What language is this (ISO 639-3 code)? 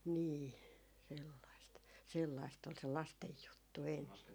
fin